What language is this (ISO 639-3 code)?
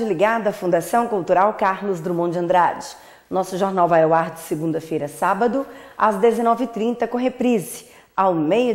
por